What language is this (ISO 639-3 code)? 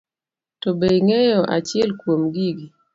luo